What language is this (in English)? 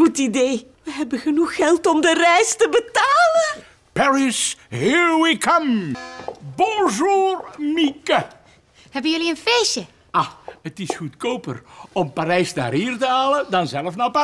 Dutch